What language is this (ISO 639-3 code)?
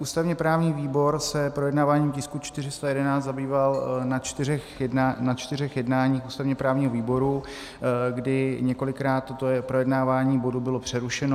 ces